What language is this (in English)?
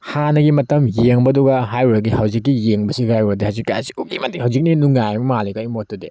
Manipuri